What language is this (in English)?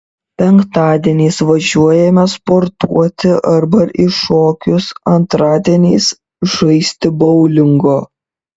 Lithuanian